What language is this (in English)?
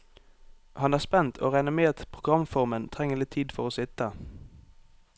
Norwegian